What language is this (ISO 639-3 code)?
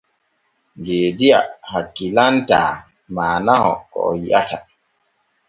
fue